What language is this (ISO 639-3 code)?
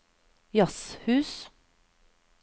nor